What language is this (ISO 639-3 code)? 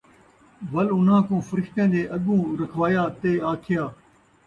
skr